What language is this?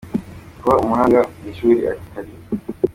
Kinyarwanda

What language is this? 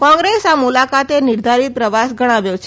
Gujarati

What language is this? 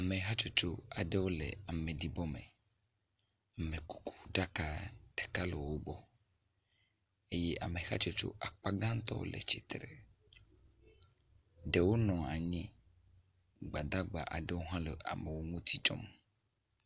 Ewe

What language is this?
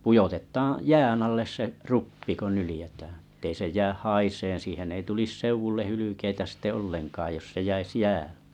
Finnish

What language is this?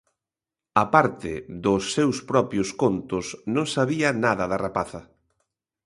Galician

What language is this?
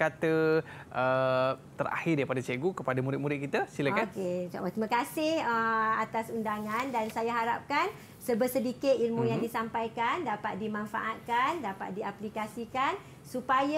Malay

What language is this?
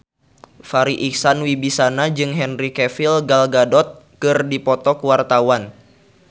Sundanese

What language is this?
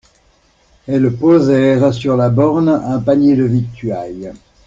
French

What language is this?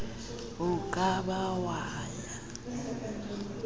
Southern Sotho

